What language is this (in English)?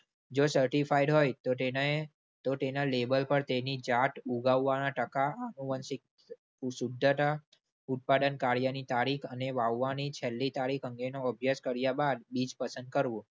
Gujarati